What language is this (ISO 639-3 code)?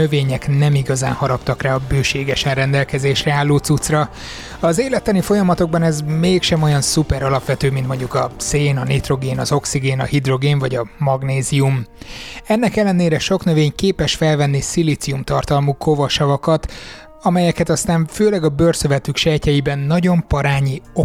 hun